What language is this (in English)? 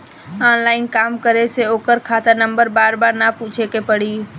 Bhojpuri